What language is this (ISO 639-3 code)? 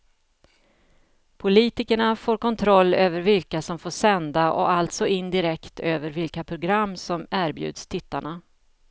swe